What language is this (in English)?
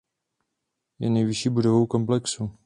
Czech